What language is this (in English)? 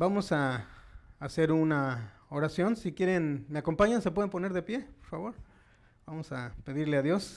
Spanish